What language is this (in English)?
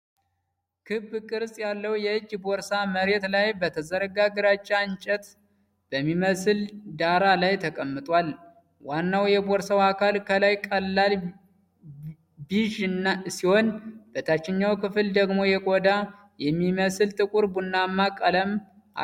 Amharic